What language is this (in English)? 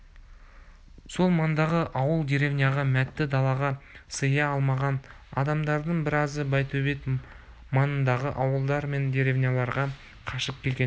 Kazakh